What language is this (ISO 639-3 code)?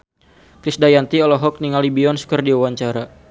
sun